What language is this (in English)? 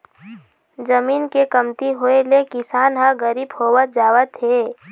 Chhattisgarhi